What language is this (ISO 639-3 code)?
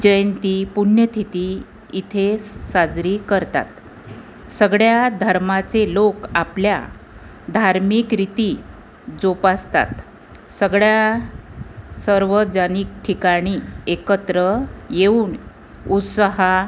mar